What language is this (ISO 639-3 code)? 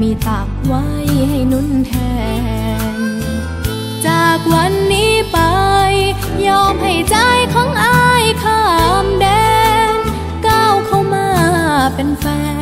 tha